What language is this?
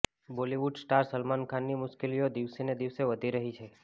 Gujarati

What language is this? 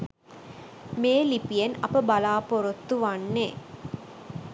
Sinhala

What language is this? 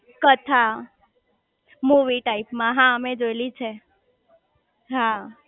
Gujarati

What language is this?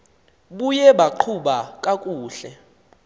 Xhosa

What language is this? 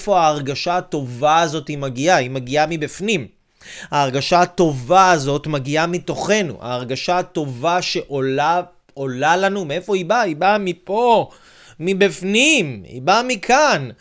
Hebrew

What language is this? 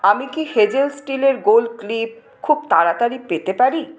Bangla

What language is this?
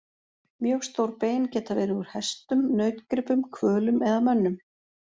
Icelandic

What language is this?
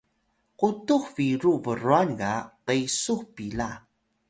Atayal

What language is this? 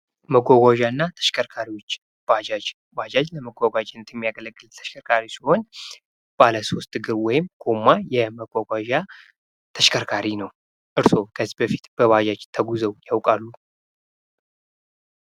Amharic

